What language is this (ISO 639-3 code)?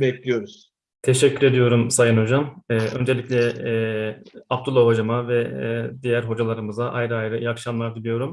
tur